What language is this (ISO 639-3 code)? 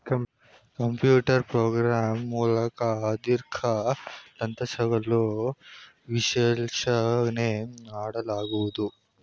kan